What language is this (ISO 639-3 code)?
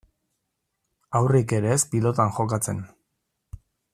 eus